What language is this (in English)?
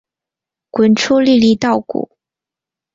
Chinese